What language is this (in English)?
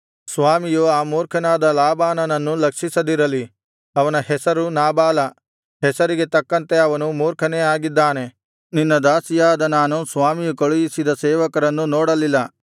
Kannada